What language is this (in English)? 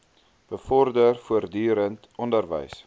Afrikaans